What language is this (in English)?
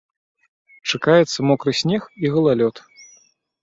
Belarusian